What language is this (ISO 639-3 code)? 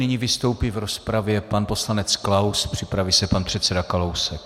ces